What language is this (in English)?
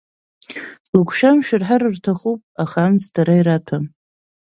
Abkhazian